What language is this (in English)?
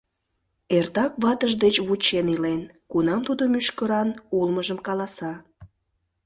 Mari